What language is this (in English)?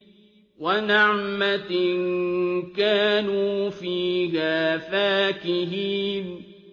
Arabic